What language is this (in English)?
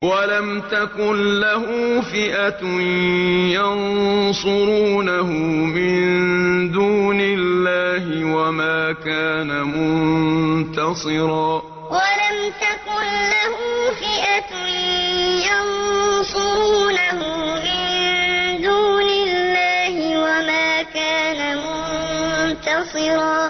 Arabic